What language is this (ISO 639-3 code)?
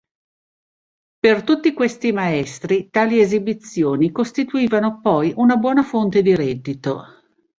ita